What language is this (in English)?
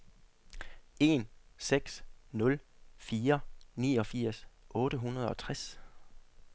Danish